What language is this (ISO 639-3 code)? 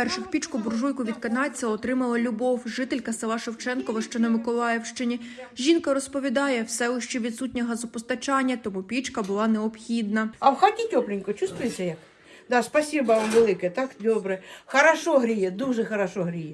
ukr